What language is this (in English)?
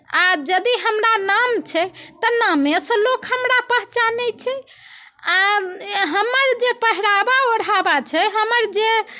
Maithili